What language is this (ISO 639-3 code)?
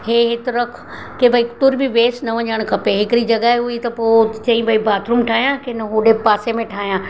snd